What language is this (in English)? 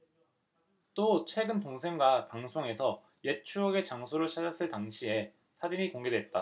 Korean